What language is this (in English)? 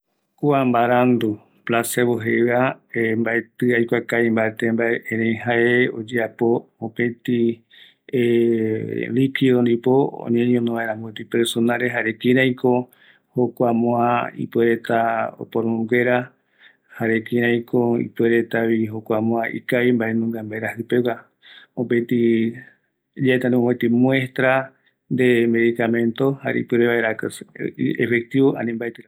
Eastern Bolivian Guaraní